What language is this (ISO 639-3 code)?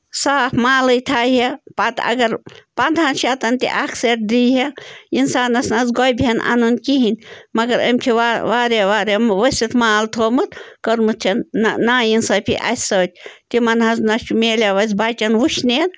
kas